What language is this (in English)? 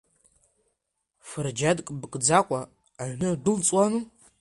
Abkhazian